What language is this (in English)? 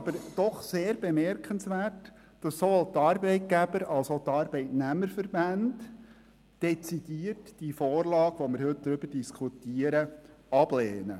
Swiss German